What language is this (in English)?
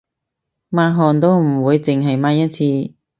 Cantonese